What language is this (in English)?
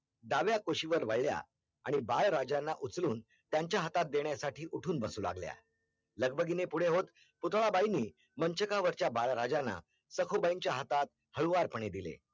Marathi